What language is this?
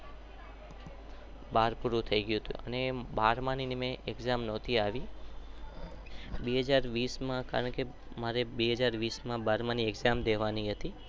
Gujarati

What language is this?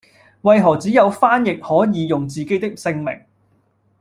Cantonese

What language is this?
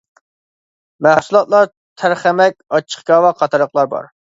Uyghur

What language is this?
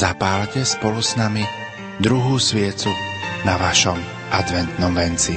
Slovak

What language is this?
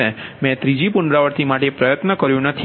Gujarati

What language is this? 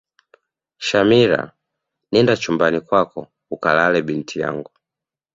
Swahili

